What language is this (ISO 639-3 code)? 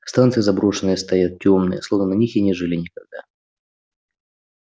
rus